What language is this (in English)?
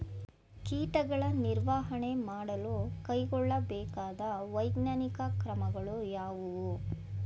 Kannada